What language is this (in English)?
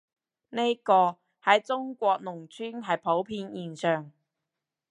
Cantonese